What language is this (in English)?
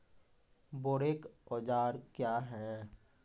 Maithili